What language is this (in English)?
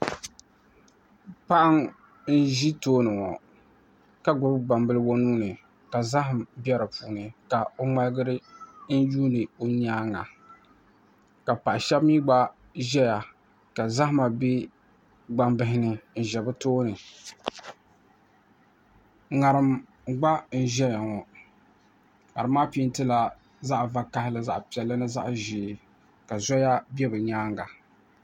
Dagbani